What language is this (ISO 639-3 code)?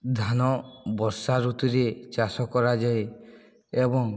ori